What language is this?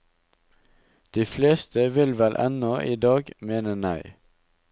Norwegian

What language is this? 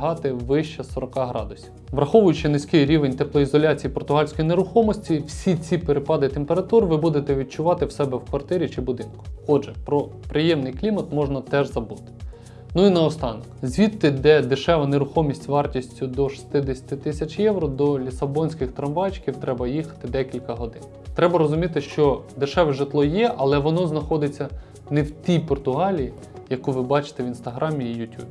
Ukrainian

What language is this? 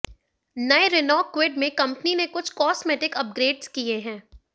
Hindi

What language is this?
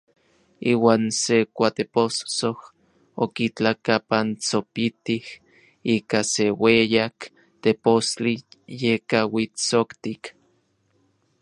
Orizaba Nahuatl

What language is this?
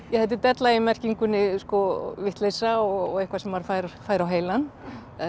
Icelandic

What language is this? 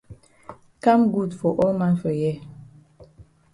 Cameroon Pidgin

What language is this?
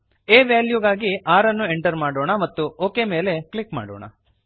Kannada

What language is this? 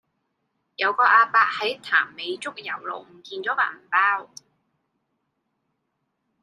Cantonese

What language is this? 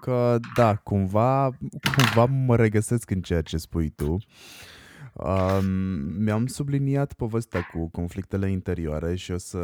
Romanian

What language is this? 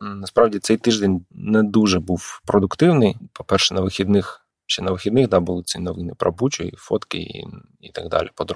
Ukrainian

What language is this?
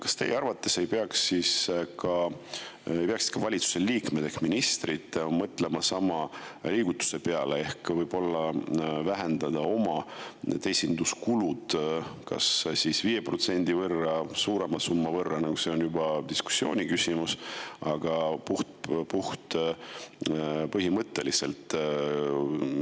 Estonian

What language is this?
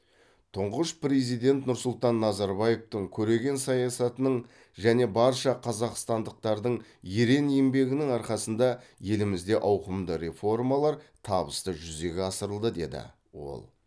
Kazakh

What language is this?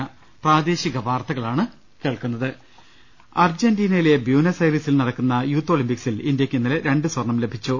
Malayalam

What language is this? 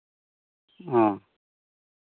Santali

